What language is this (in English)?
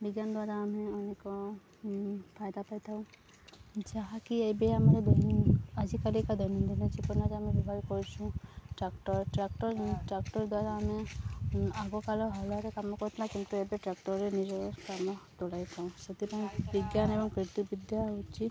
Odia